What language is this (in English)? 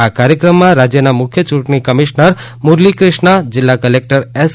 Gujarati